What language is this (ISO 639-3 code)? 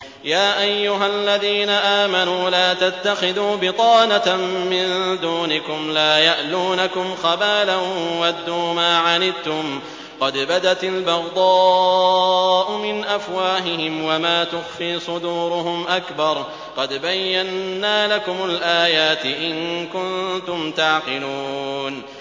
ara